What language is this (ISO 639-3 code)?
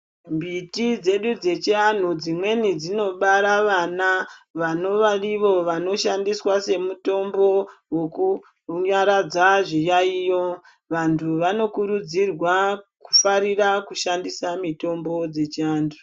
ndc